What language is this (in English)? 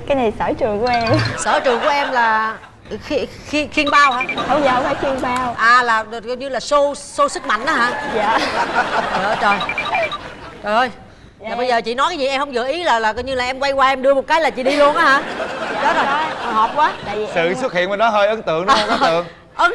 Vietnamese